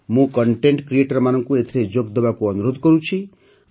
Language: Odia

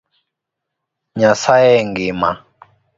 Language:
Luo (Kenya and Tanzania)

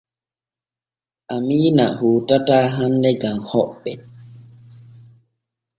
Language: Borgu Fulfulde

